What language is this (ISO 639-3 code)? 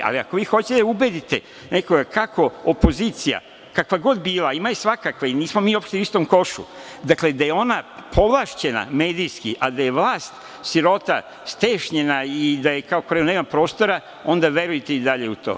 srp